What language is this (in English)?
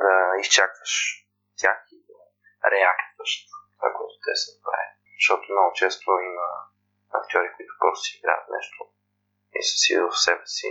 Bulgarian